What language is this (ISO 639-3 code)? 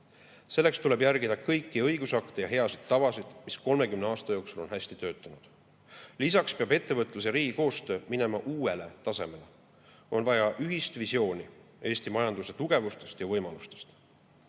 est